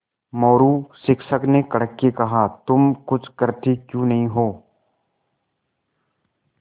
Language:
Hindi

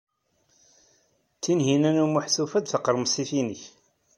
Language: Kabyle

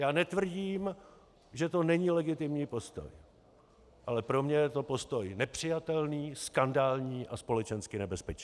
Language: Czech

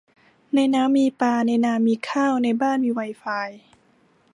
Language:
Thai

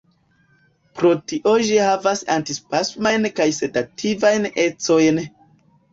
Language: Esperanto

